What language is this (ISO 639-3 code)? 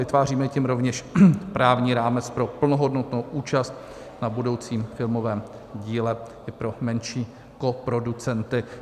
ces